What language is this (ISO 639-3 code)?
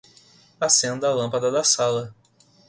por